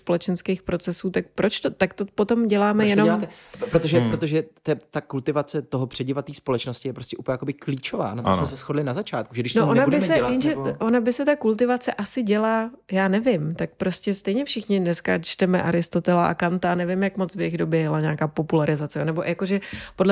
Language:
Czech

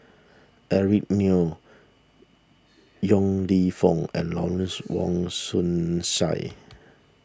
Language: English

